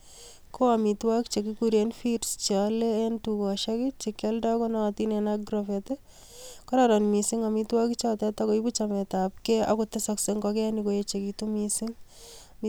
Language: Kalenjin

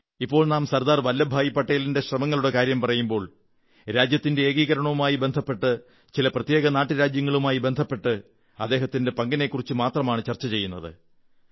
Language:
Malayalam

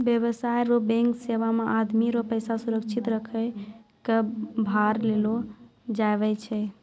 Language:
Maithili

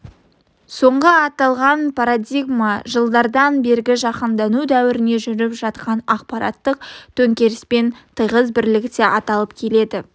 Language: Kazakh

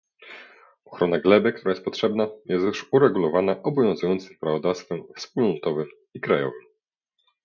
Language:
Polish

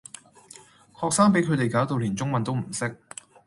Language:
Cantonese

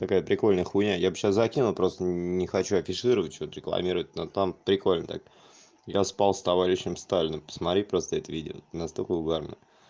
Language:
Russian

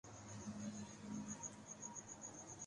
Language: Urdu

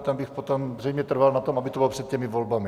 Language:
Czech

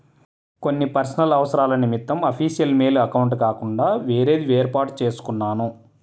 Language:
Telugu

